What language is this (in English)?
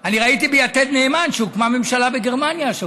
Hebrew